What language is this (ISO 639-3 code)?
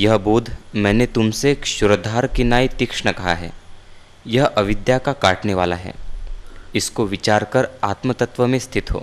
hin